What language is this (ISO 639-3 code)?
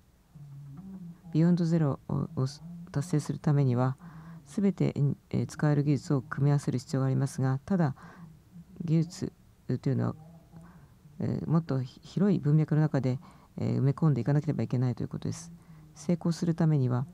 jpn